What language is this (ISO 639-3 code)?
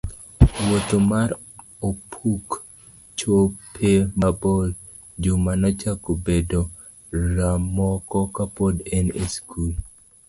luo